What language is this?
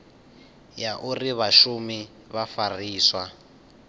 Venda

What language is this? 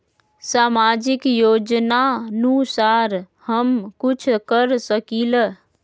Magahi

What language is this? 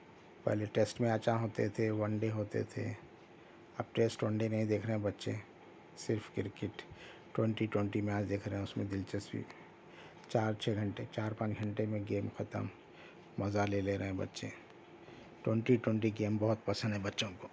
Urdu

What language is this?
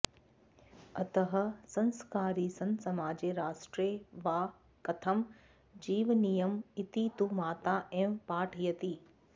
Sanskrit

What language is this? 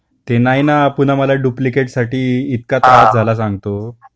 Marathi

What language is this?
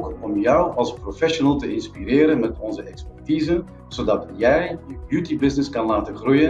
Dutch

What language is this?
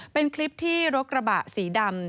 Thai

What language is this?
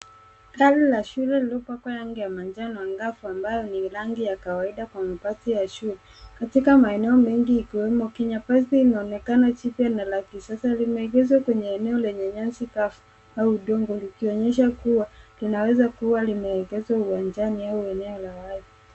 Swahili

